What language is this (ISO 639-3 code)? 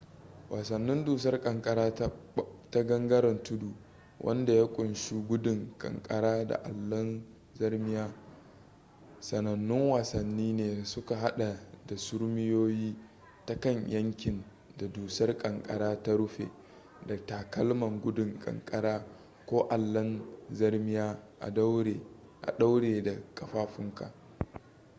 hau